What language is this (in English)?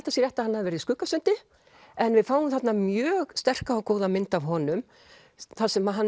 Icelandic